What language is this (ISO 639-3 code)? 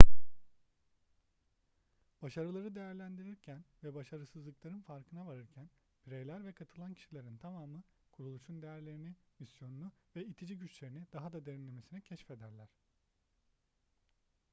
tur